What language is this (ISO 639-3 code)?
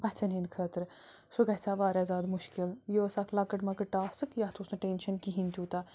kas